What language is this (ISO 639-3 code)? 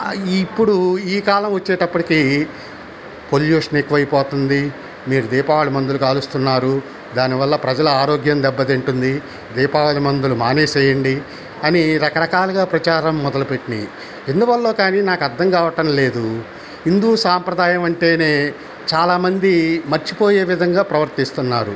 tel